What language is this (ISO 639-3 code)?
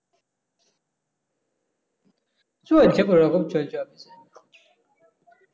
ben